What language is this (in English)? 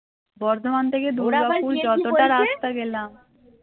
Bangla